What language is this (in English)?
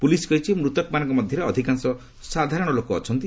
Odia